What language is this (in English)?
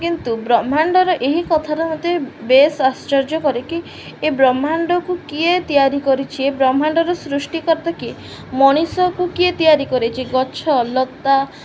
Odia